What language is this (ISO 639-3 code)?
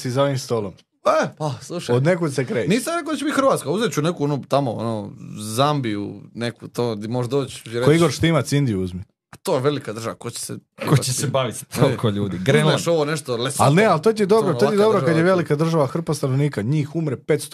hrv